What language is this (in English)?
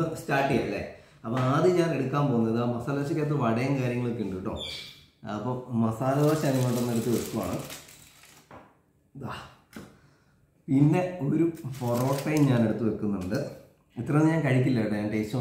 Indonesian